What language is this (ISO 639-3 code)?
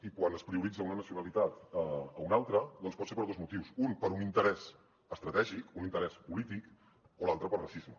cat